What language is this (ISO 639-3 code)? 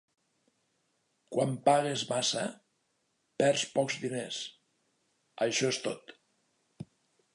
cat